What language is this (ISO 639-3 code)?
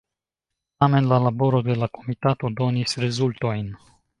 epo